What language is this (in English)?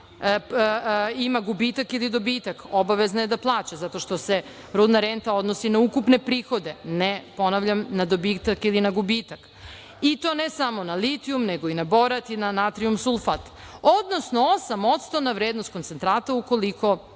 Serbian